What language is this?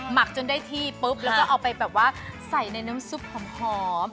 Thai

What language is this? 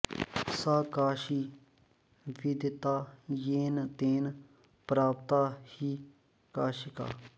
Sanskrit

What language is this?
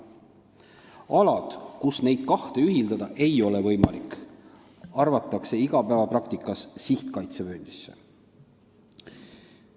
Estonian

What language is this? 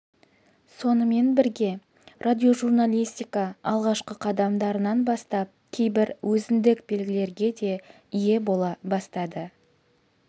Kazakh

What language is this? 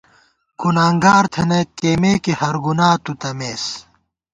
Gawar-Bati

